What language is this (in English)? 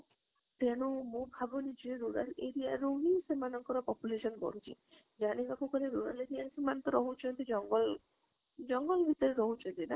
Odia